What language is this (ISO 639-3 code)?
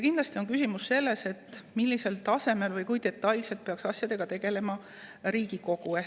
est